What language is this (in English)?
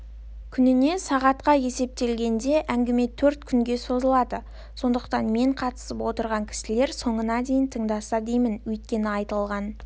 Kazakh